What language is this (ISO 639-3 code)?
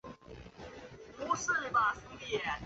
zho